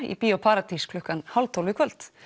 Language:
Icelandic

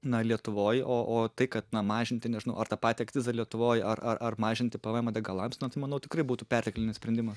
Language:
Lithuanian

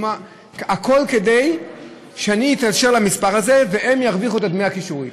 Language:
Hebrew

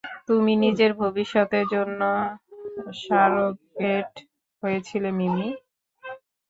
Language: Bangla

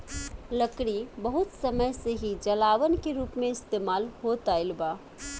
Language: Bhojpuri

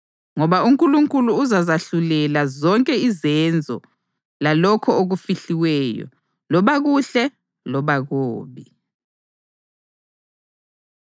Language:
North Ndebele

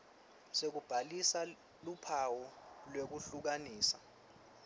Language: Swati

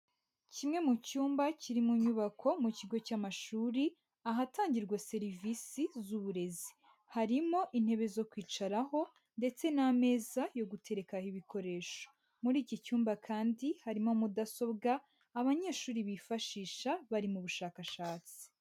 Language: Kinyarwanda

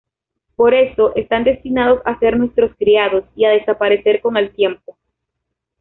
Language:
Spanish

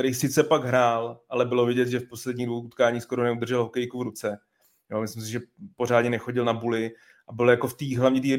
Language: Czech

